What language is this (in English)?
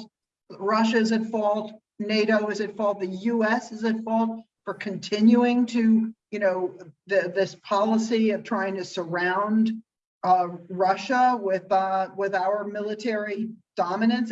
English